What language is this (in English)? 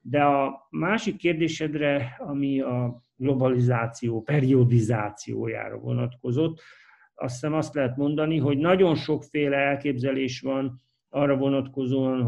Hungarian